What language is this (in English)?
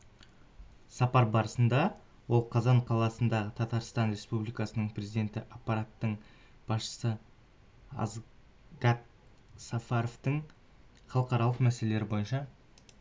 Kazakh